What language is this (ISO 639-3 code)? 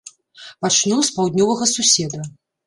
bel